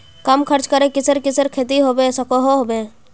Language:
Magahi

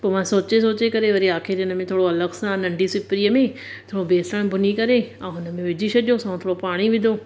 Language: Sindhi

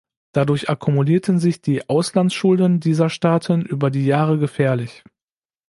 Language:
German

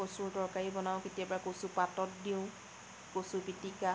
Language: Assamese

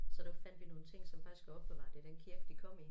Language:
Danish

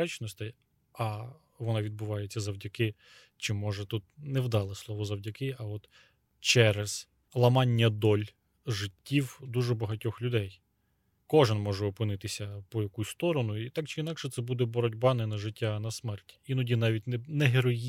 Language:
Ukrainian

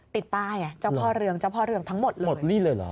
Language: Thai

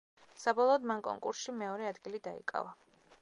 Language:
Georgian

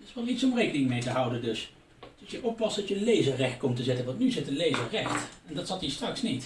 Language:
Dutch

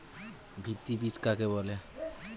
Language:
Bangla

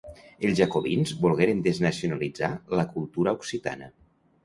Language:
Catalan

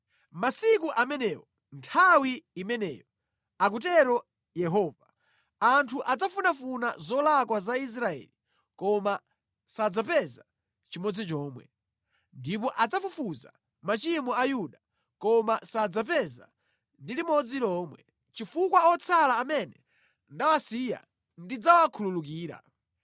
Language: Nyanja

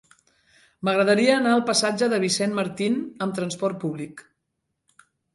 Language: Catalan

